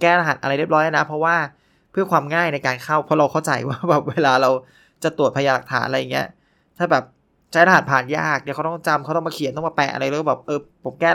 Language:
Thai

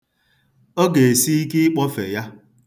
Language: Igbo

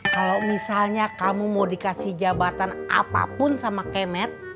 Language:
Indonesian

